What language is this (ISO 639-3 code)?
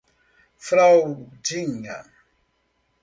por